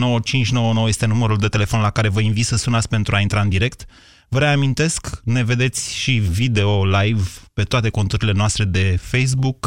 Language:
Romanian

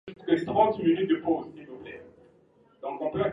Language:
Swahili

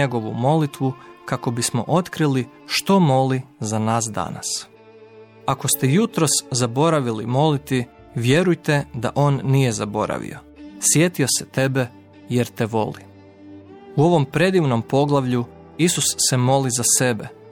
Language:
Croatian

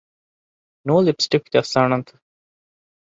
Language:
Divehi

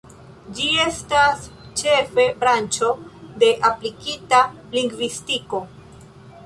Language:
Esperanto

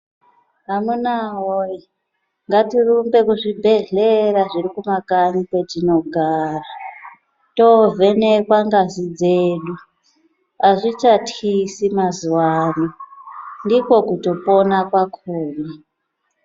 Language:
Ndau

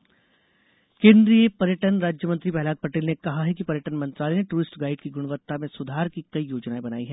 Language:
Hindi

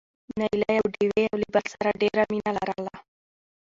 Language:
Pashto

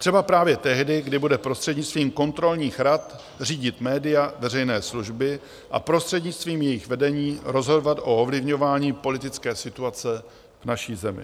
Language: Czech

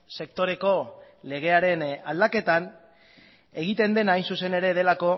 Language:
Basque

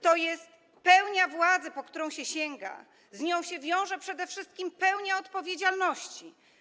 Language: Polish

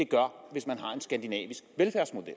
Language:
Danish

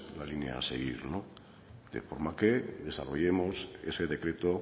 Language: Spanish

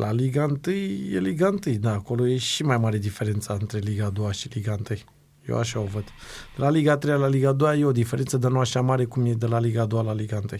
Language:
Romanian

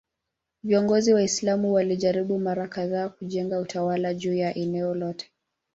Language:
Swahili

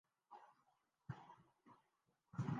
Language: Urdu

